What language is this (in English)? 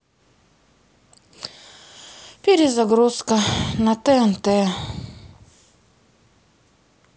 Russian